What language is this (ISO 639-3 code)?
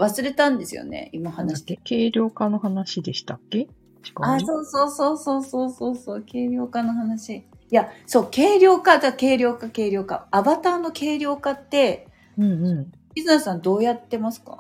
jpn